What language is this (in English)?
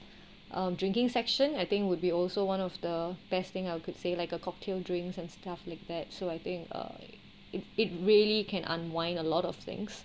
English